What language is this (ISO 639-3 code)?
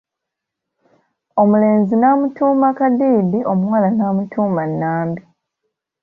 lug